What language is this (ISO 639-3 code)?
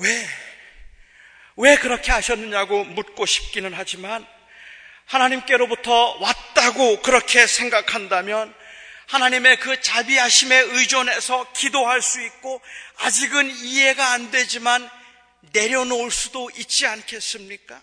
kor